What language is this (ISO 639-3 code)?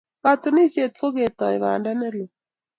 kln